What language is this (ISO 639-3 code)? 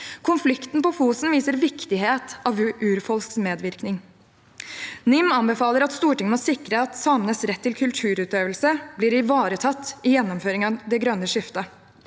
nor